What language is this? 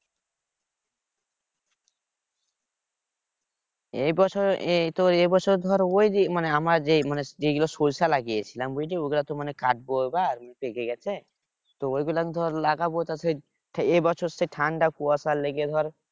Bangla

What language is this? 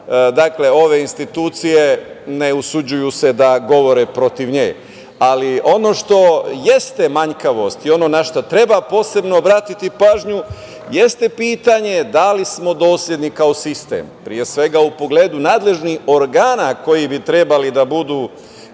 Serbian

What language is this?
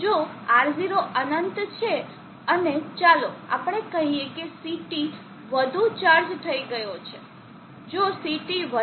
Gujarati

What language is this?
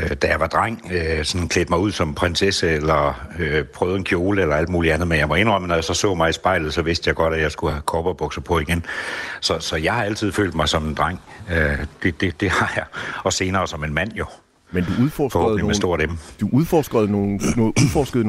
Danish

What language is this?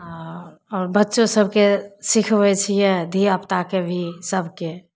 Maithili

